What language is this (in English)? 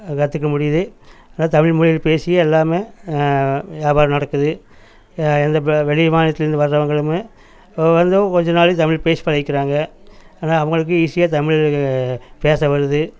Tamil